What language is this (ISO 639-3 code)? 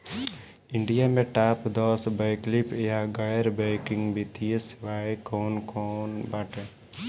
bho